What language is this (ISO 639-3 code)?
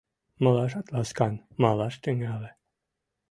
chm